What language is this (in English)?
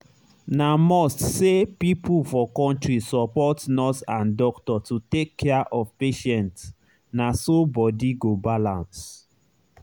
Nigerian Pidgin